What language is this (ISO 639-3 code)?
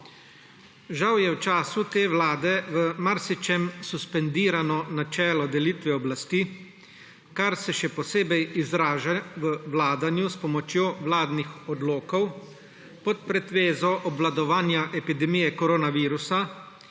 slv